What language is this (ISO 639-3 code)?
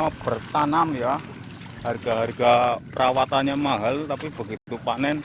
ind